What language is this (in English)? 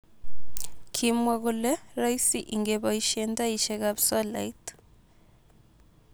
Kalenjin